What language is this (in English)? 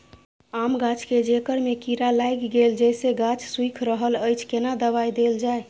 Maithili